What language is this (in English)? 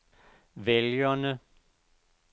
Danish